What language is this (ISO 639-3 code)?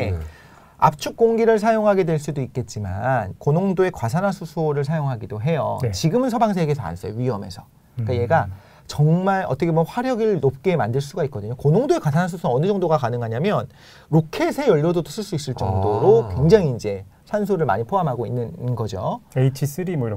kor